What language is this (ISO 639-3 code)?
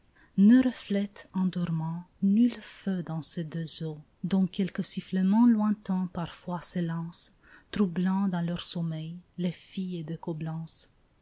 fra